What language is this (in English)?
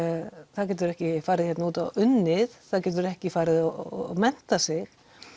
Icelandic